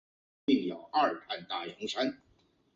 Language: Chinese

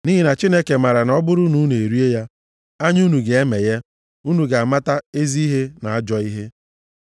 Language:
Igbo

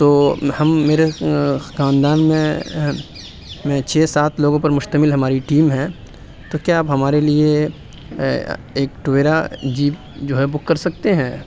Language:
Urdu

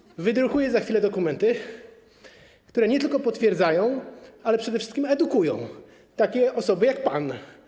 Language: Polish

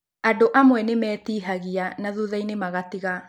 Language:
Kikuyu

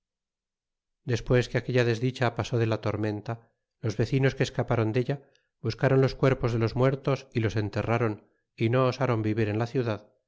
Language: Spanish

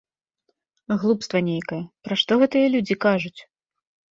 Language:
Belarusian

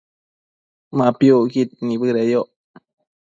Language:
Matsés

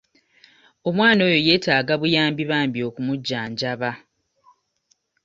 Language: Ganda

